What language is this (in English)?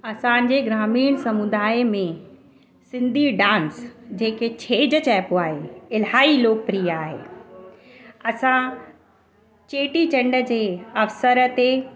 Sindhi